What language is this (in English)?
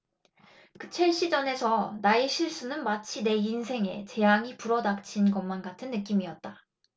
Korean